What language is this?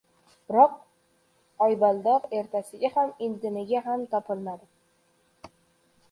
Uzbek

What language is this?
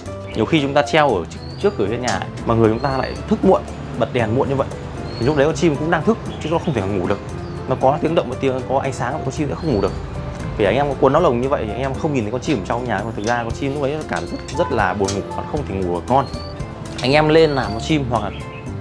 Vietnamese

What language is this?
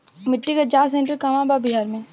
Bhojpuri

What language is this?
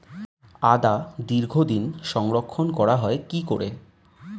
Bangla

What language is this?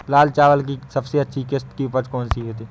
Hindi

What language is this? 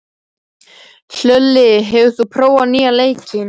Icelandic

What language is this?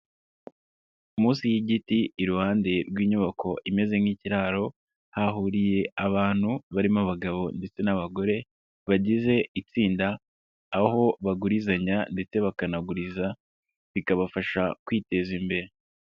Kinyarwanda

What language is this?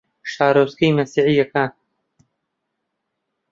Central Kurdish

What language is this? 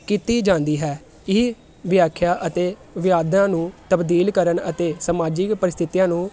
Punjabi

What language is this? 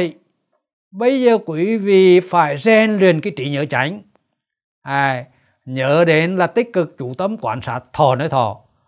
Vietnamese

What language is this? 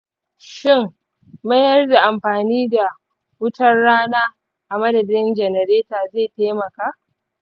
Hausa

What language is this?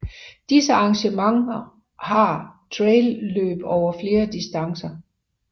Danish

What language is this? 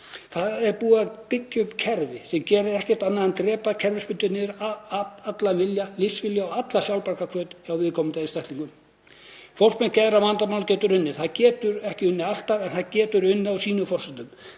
Icelandic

